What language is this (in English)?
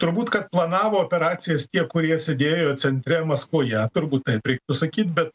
Lithuanian